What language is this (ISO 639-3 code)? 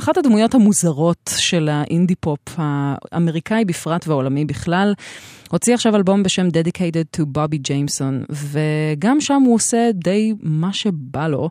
heb